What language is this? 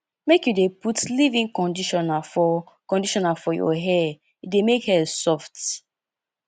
Nigerian Pidgin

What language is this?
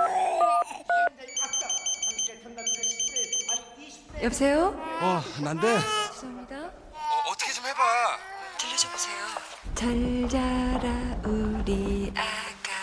Korean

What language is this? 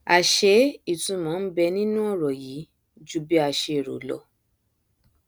Yoruba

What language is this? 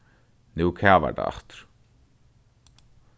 Faroese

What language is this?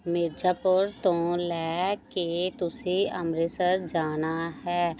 Punjabi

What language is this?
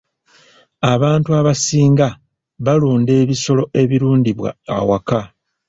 Ganda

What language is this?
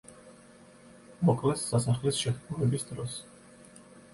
Georgian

